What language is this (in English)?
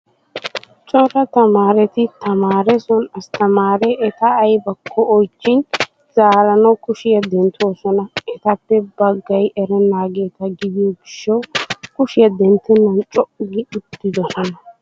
Wolaytta